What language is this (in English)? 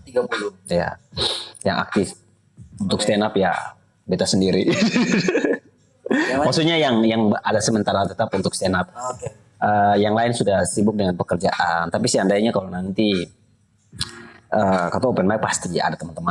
Indonesian